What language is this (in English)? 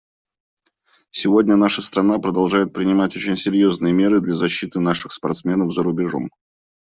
Russian